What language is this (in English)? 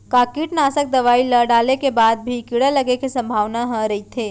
Chhattisgarhi